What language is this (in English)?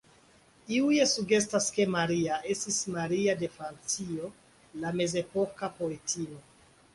Esperanto